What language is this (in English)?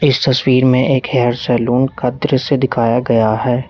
Hindi